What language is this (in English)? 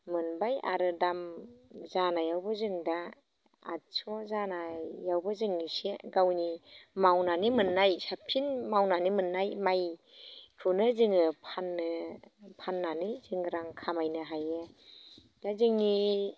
Bodo